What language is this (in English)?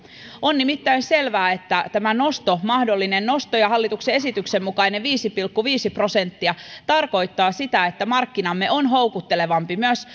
Finnish